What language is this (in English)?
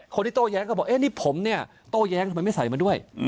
Thai